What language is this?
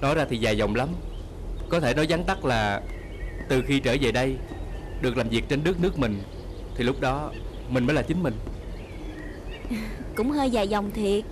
Vietnamese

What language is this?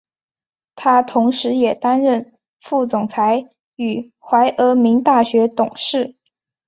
Chinese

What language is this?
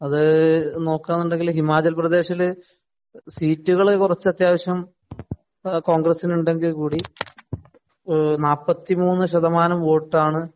Malayalam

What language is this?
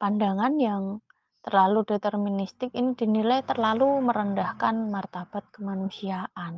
Indonesian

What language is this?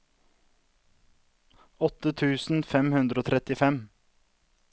Norwegian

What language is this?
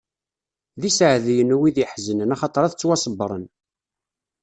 Kabyle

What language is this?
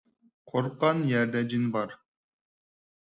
Uyghur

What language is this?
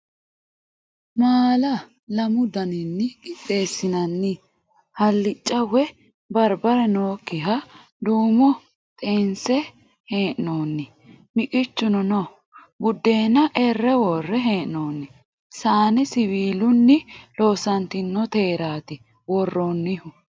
Sidamo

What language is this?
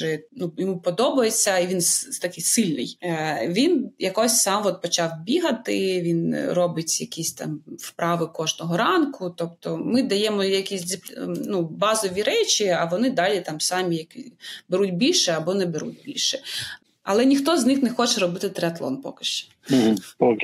Ukrainian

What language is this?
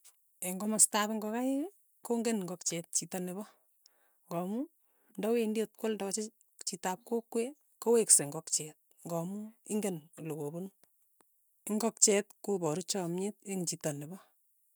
Tugen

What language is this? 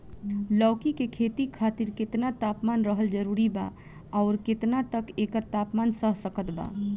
Bhojpuri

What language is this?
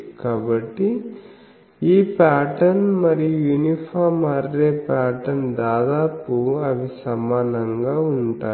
Telugu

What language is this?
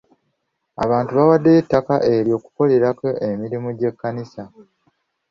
Ganda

